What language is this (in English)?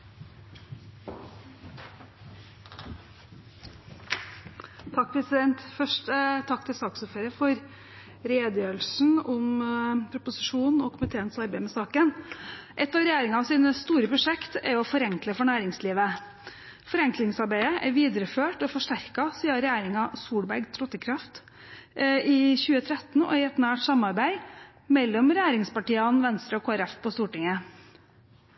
Norwegian